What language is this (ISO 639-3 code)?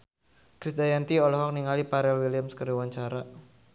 sun